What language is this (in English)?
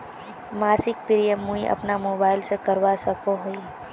Magahi